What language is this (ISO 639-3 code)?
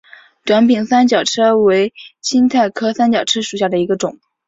zho